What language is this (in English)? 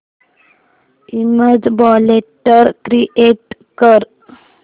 Marathi